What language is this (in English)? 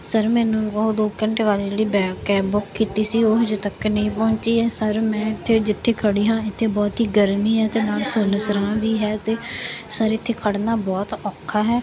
Punjabi